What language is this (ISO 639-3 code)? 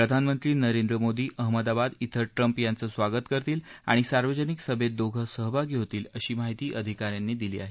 mar